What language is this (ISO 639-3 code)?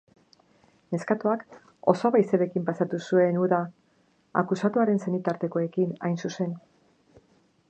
eus